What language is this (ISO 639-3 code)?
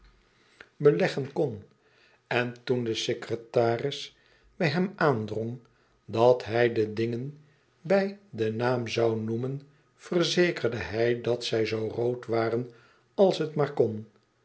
nld